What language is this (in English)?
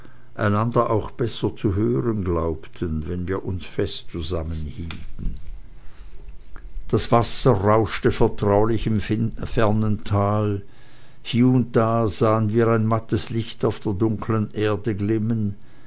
German